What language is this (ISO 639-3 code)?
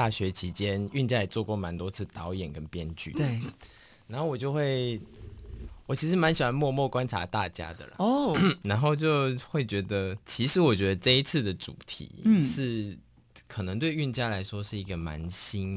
zho